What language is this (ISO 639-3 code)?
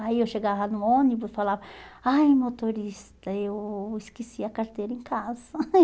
por